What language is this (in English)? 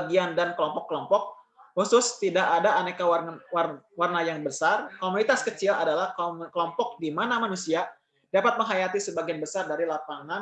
Indonesian